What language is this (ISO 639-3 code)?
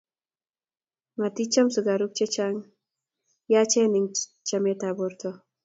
kln